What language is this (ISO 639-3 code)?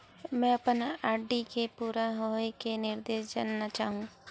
hne